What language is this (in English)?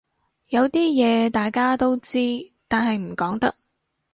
Cantonese